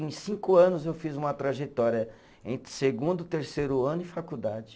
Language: Portuguese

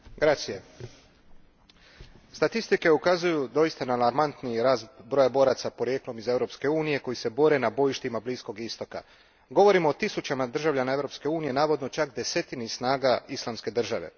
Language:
Croatian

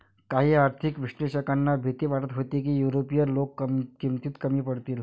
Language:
Marathi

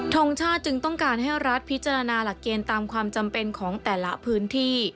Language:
Thai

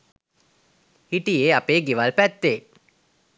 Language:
Sinhala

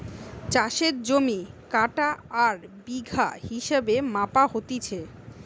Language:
Bangla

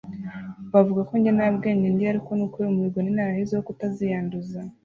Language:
Kinyarwanda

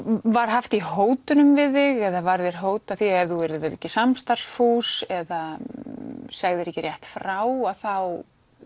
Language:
Icelandic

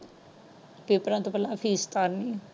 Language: Punjabi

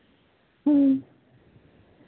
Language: Santali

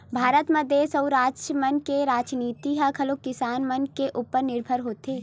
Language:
Chhattisgarhi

